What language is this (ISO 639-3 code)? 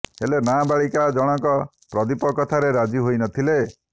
ori